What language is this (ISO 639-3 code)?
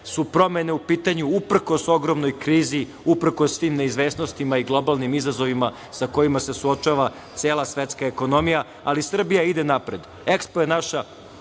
srp